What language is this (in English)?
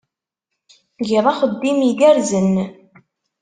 Kabyle